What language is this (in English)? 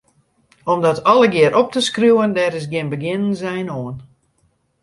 Western Frisian